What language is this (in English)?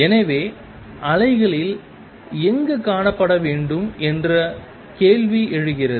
Tamil